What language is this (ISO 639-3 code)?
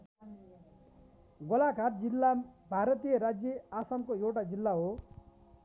nep